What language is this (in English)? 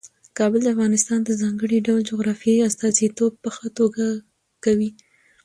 Pashto